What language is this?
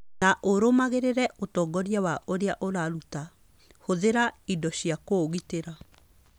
Kikuyu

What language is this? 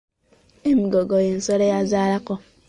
Ganda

